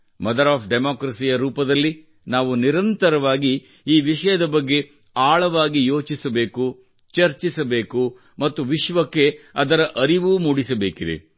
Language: Kannada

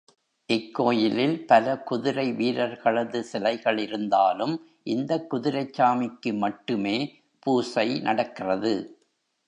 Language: Tamil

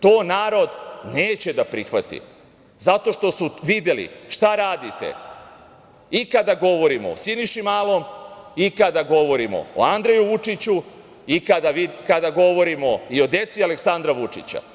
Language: Serbian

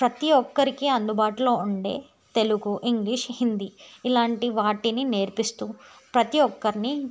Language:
Telugu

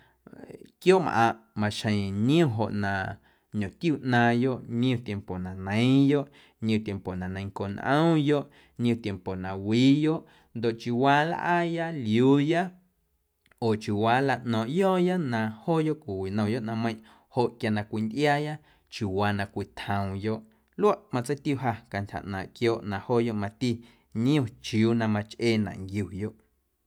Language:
Guerrero Amuzgo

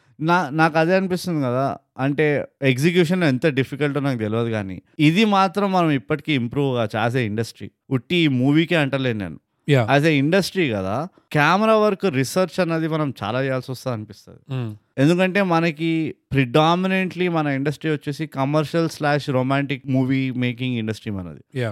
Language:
Telugu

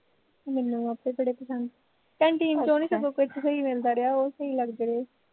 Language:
Punjabi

